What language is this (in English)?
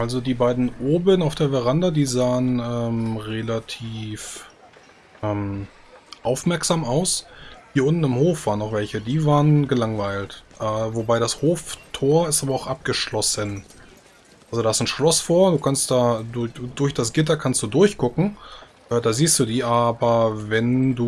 German